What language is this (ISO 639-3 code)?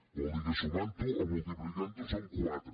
cat